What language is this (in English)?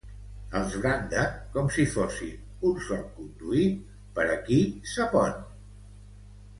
Catalan